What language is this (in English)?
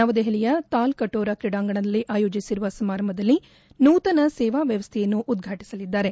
Kannada